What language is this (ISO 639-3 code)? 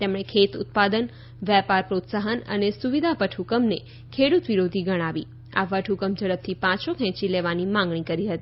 guj